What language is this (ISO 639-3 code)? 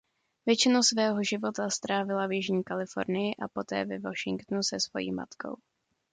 ces